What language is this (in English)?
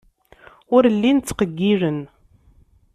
Kabyle